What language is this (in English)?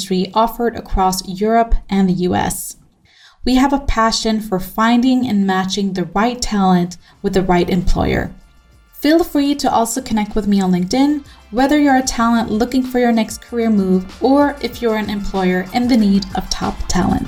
English